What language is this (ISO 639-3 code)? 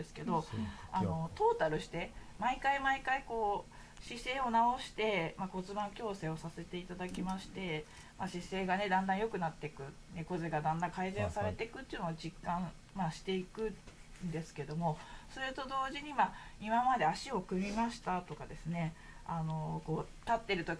jpn